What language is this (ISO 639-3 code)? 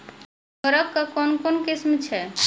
mai